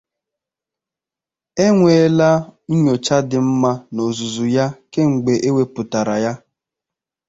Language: Igbo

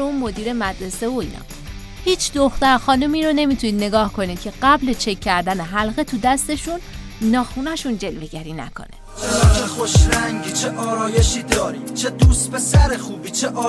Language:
Persian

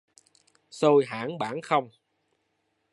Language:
Vietnamese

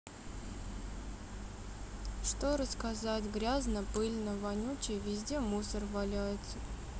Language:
Russian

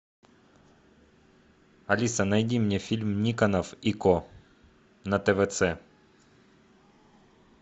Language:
Russian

